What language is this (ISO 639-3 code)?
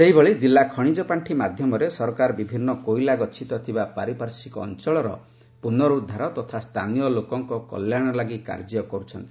ori